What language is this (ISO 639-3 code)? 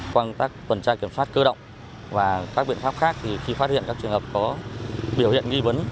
vie